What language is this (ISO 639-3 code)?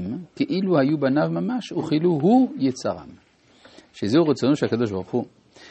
heb